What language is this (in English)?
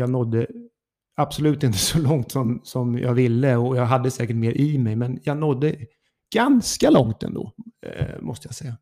Swedish